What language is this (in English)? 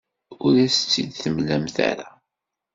Kabyle